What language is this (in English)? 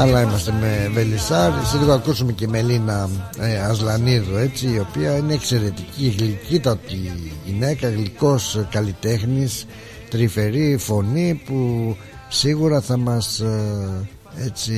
Greek